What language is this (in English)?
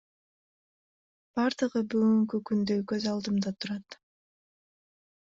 Kyrgyz